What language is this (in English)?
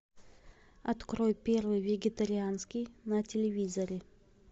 Russian